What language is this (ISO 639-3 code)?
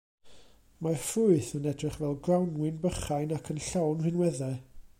cym